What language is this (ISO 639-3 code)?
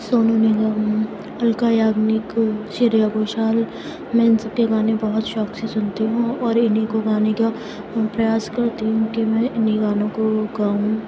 urd